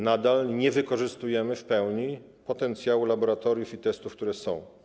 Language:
Polish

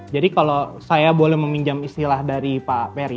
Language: Indonesian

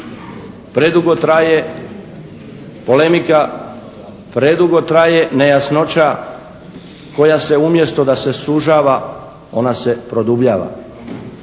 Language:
Croatian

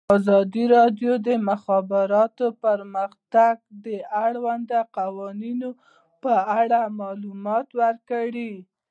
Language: Pashto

